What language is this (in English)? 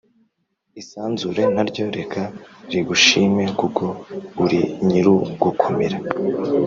Kinyarwanda